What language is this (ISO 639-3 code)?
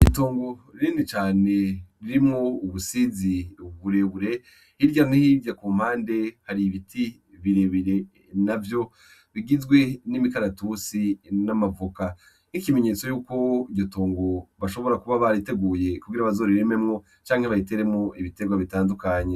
run